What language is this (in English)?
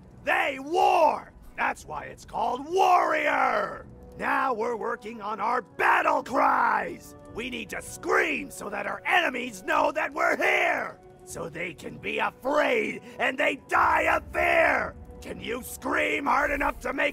German